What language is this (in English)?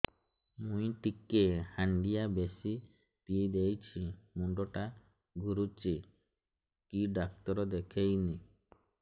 Odia